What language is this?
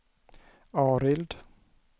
Swedish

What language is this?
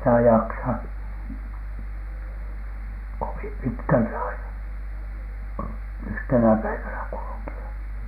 Finnish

